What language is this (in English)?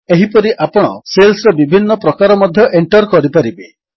Odia